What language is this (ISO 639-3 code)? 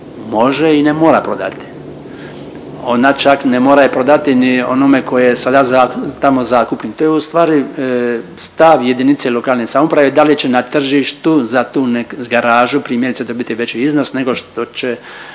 hrv